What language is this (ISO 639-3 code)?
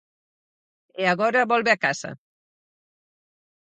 glg